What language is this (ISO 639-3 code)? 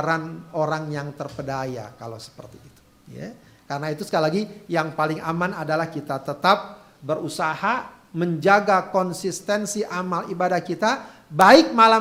ind